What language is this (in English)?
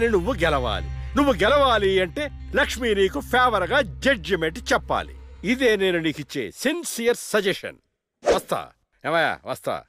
Telugu